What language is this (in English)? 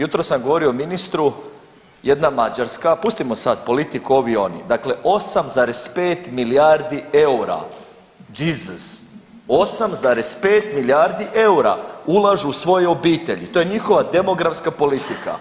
Croatian